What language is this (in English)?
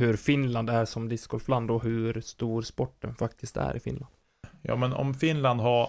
Swedish